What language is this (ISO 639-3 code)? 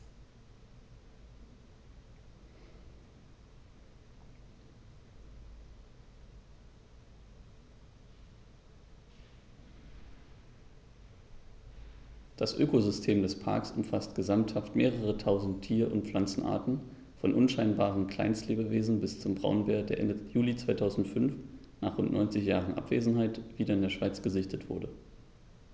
deu